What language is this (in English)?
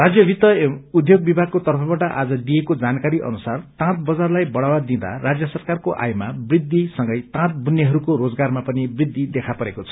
Nepali